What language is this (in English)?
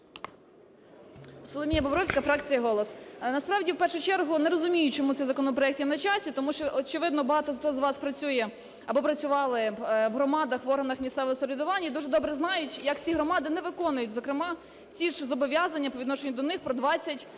Ukrainian